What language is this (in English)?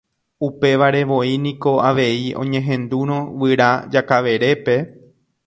Guarani